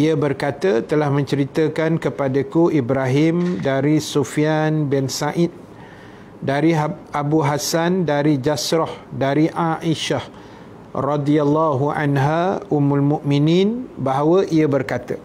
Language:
Malay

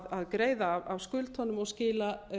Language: Icelandic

